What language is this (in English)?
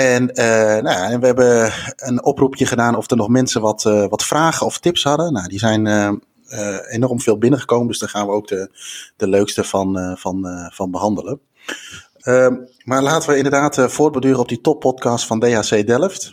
Dutch